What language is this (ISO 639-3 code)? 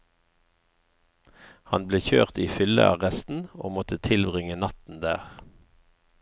nor